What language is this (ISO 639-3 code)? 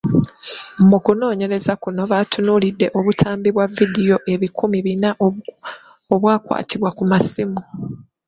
lug